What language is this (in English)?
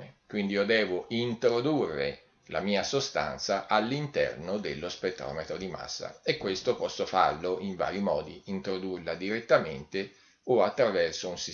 Italian